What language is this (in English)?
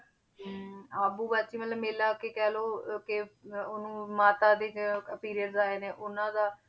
Punjabi